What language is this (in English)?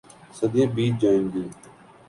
Urdu